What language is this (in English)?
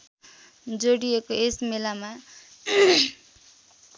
Nepali